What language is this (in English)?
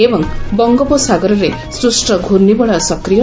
Odia